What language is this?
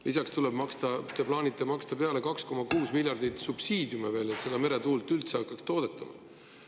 Estonian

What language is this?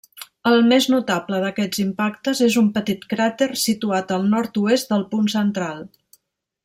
Catalan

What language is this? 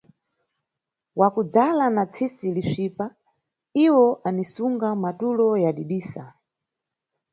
Nyungwe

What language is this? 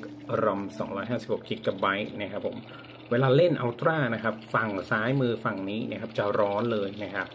Thai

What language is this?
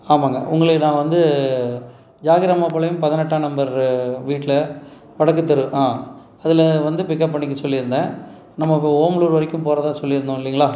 Tamil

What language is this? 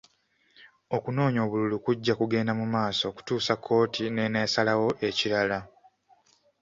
Ganda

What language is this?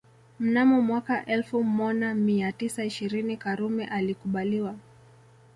Swahili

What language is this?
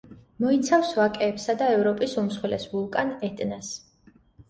Georgian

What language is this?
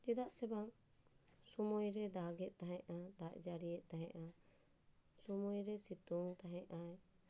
Santali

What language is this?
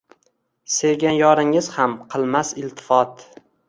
Uzbek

